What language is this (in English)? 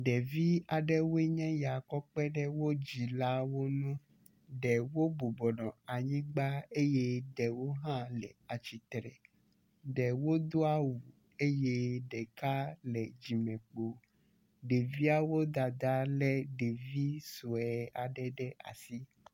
Ewe